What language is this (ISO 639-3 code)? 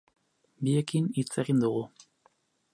eus